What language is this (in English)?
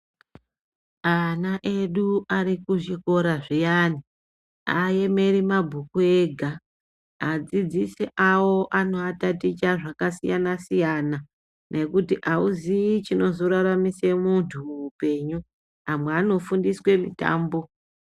Ndau